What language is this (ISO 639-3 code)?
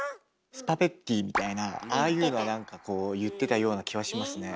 jpn